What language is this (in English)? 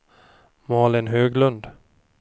Swedish